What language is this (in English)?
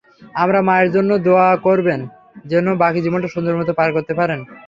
Bangla